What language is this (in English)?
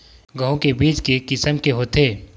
Chhattisgarhi